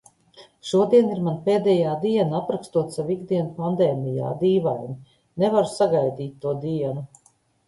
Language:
Latvian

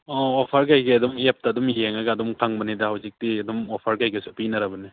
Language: Manipuri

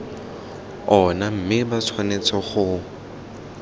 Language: Tswana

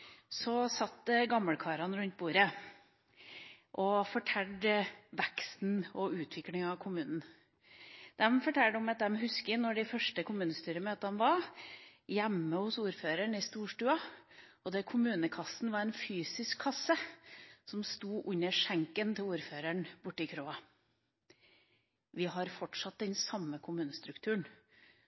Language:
Norwegian Bokmål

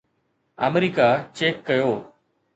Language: Sindhi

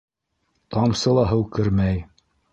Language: Bashkir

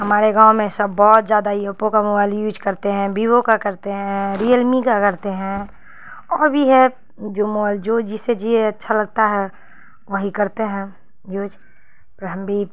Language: Urdu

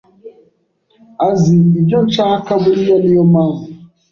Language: Kinyarwanda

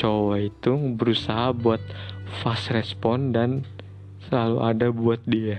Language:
Indonesian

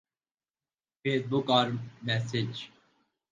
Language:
Urdu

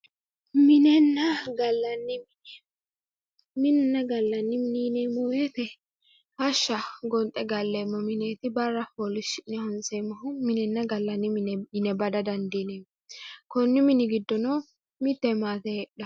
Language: Sidamo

